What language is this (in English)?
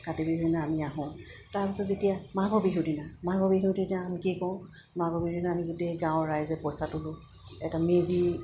Assamese